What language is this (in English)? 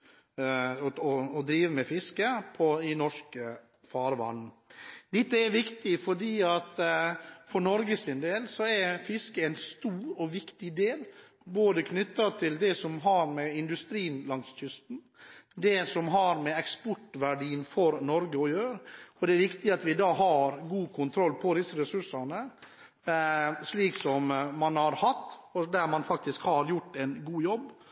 Norwegian Bokmål